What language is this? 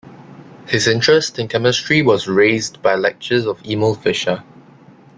English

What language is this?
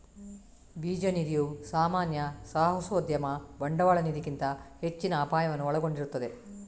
Kannada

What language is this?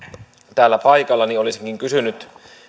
Finnish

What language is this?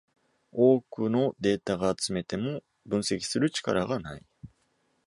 Japanese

